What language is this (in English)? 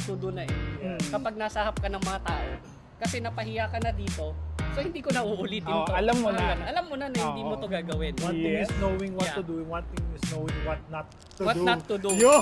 Filipino